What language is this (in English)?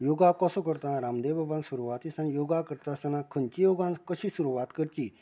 Konkani